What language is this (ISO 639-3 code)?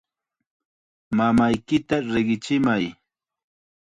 qxa